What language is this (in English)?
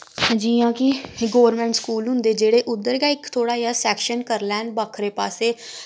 Dogri